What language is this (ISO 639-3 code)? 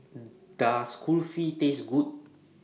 eng